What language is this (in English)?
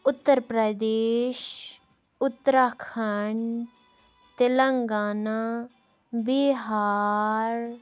Kashmiri